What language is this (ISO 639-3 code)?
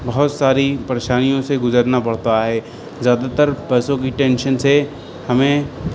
urd